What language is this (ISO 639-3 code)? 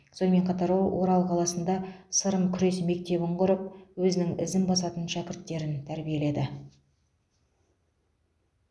kaz